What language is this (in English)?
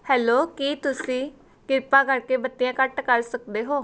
Punjabi